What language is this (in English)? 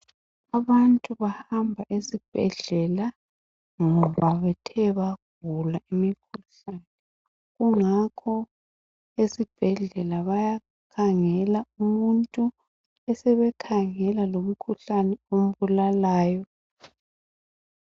North Ndebele